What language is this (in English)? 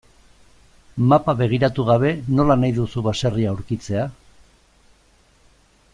Basque